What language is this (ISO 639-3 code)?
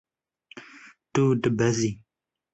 kur